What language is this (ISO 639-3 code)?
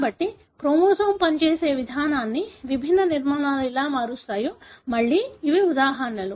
tel